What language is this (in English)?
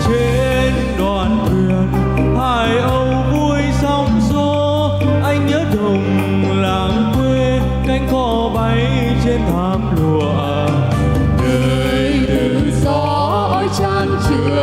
Vietnamese